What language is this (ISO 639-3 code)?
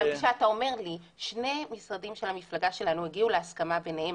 heb